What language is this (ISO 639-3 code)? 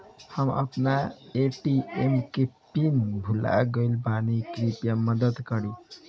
bho